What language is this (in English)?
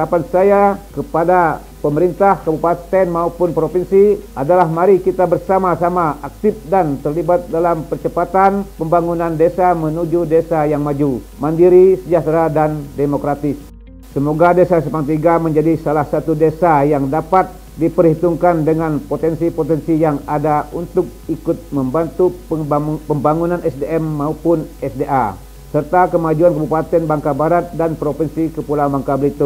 Indonesian